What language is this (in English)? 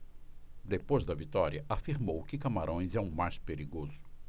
Portuguese